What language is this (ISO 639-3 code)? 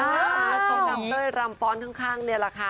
tha